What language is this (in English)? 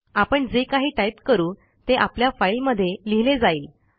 Marathi